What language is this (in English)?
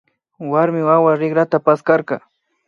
Imbabura Highland Quichua